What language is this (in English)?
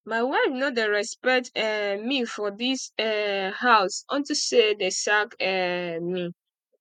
Nigerian Pidgin